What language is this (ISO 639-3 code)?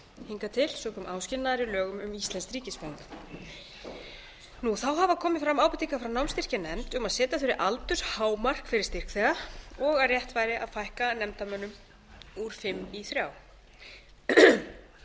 isl